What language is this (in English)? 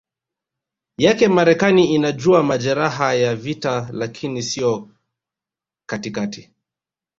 Swahili